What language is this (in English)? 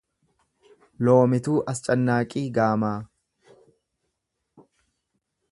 Oromo